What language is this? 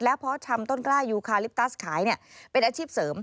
Thai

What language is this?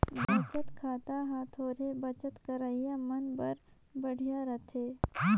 Chhattisgarhi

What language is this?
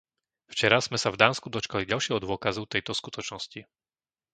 Slovak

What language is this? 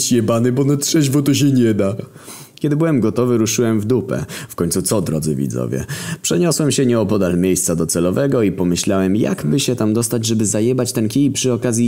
Polish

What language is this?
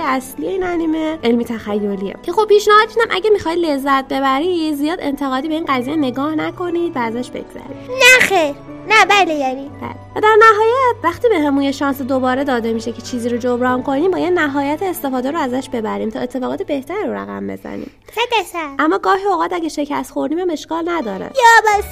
Persian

